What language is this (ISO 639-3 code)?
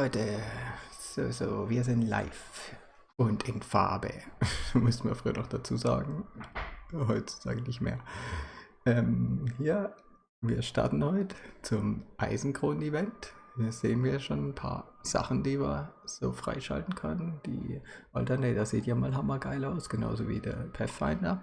deu